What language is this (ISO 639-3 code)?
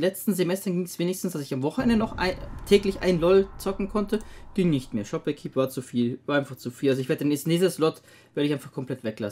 deu